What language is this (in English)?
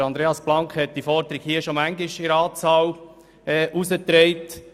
Swiss German